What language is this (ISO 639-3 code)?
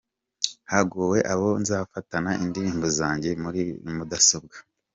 kin